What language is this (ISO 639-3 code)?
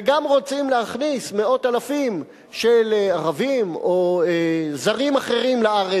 heb